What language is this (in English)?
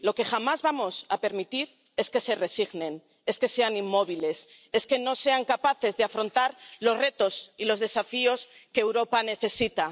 Spanish